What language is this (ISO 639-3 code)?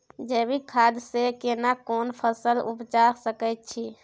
mai